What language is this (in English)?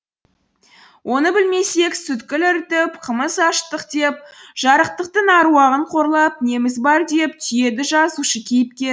Kazakh